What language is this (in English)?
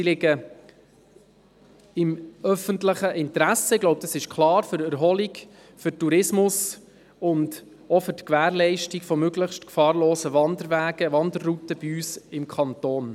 Swiss German